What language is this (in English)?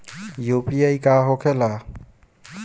Bhojpuri